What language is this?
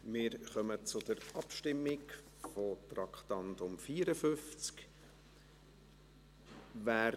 Swiss German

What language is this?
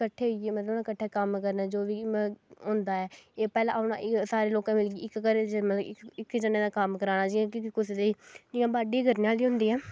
Dogri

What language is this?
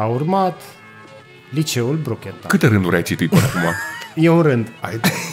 Romanian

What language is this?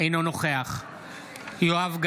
Hebrew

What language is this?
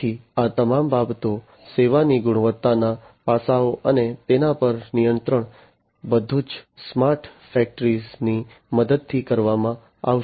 Gujarati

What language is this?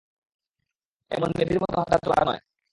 Bangla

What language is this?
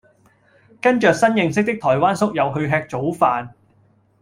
Cantonese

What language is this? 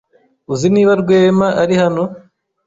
Kinyarwanda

